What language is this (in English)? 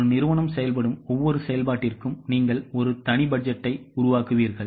Tamil